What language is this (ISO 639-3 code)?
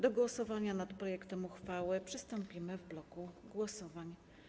pol